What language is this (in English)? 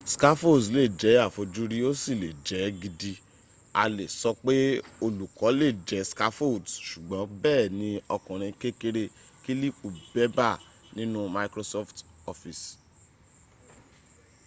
Yoruba